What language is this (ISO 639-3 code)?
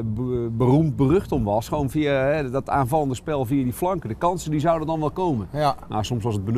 nld